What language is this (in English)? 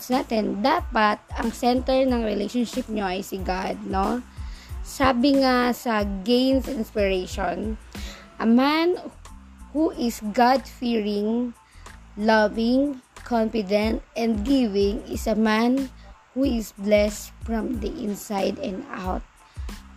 Filipino